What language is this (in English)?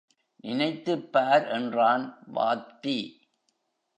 Tamil